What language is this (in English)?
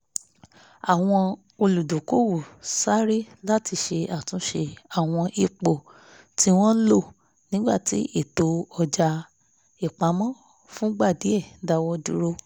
Yoruba